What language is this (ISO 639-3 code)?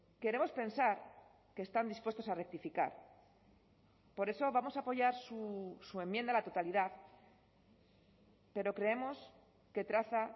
spa